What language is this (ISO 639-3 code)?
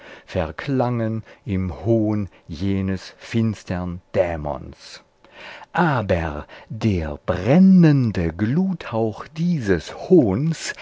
deu